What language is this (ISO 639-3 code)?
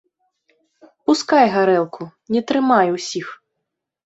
bel